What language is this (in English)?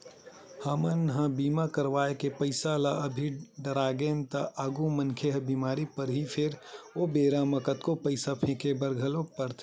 Chhattisgarhi